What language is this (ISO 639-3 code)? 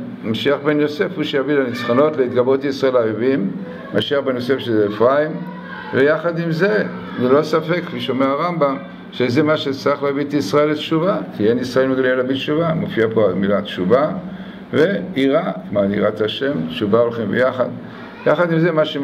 heb